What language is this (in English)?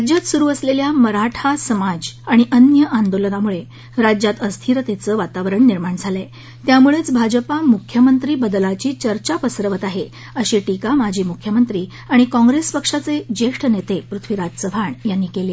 Marathi